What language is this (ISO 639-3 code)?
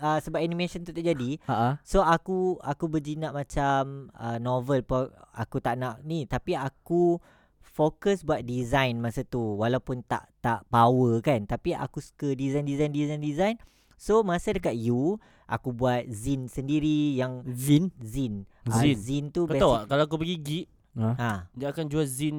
msa